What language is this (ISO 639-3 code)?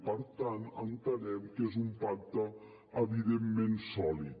cat